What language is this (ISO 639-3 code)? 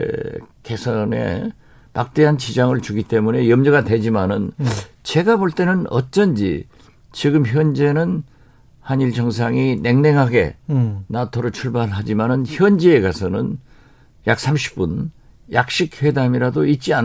kor